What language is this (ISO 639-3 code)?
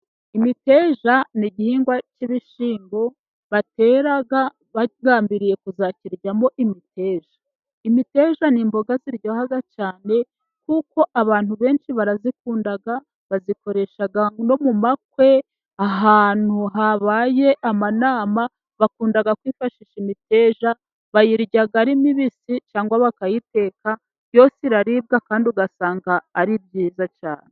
kin